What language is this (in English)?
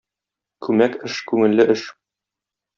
Tatar